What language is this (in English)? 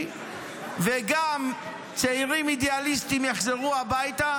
Hebrew